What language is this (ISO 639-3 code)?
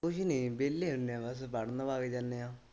pan